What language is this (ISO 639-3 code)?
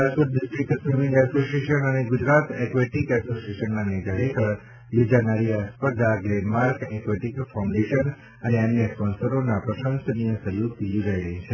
guj